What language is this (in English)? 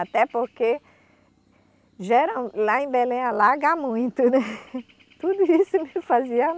Portuguese